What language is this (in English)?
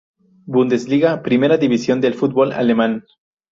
Spanish